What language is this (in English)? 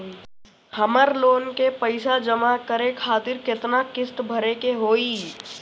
Bhojpuri